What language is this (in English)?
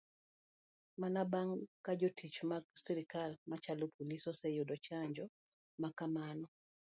Luo (Kenya and Tanzania)